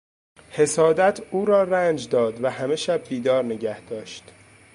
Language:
Persian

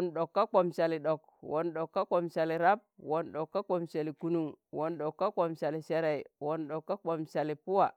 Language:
Tangale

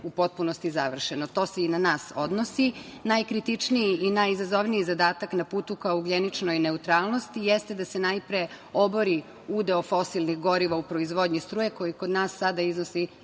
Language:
Serbian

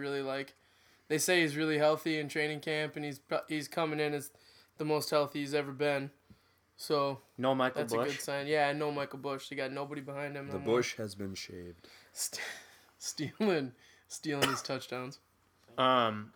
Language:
English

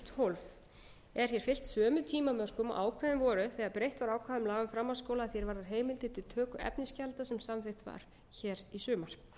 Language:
Icelandic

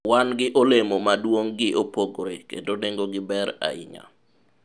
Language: Luo (Kenya and Tanzania)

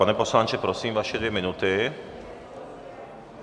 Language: Czech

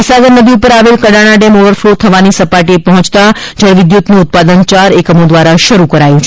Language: Gujarati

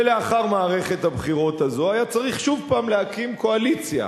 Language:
Hebrew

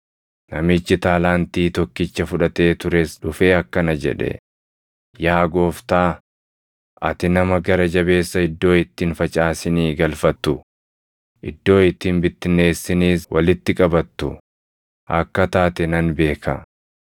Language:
Oromo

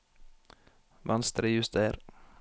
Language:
Norwegian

